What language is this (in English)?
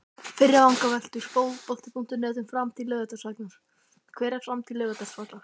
Icelandic